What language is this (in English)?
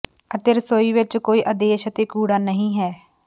Punjabi